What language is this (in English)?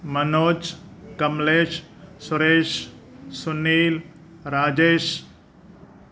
Sindhi